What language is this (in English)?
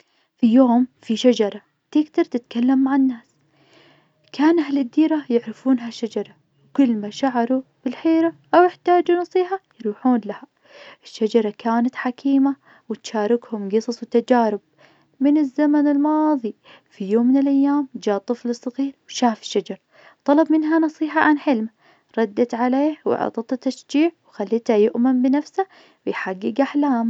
Najdi Arabic